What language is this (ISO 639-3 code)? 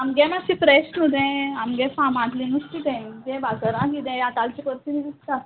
kok